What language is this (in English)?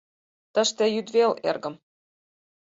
Mari